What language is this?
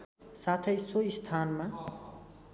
Nepali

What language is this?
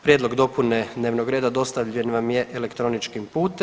Croatian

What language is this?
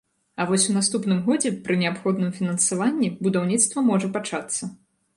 Belarusian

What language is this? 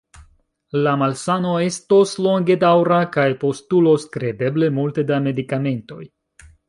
Esperanto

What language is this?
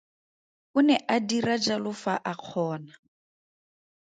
Tswana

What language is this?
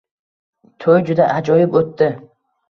Uzbek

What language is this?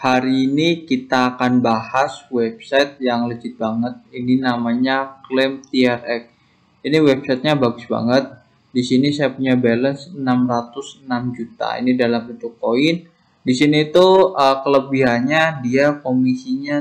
Indonesian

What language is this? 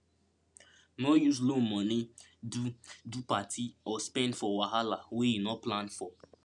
Nigerian Pidgin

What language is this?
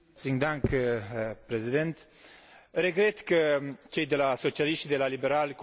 Romanian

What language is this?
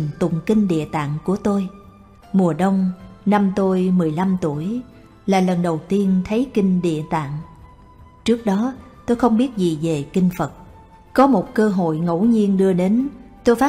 Vietnamese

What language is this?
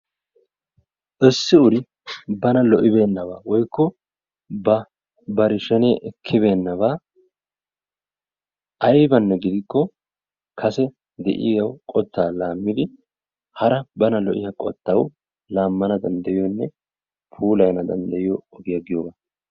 Wolaytta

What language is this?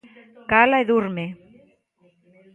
Galician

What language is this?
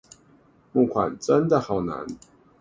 Chinese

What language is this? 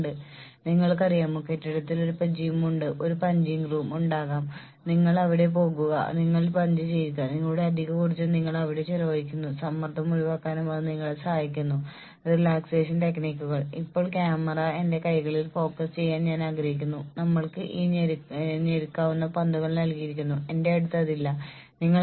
Malayalam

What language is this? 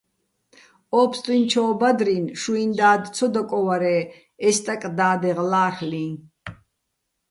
Bats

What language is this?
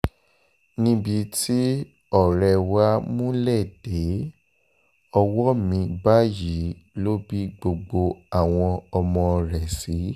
Yoruba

